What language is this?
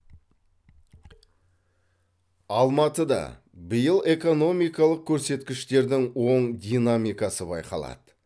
Kazakh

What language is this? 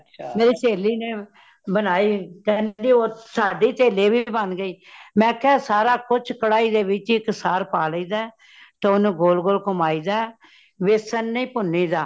Punjabi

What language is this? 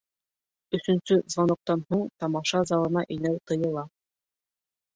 Bashkir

